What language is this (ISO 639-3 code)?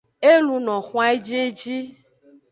ajg